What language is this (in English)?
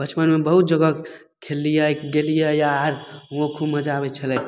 Maithili